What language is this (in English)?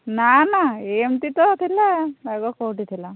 Odia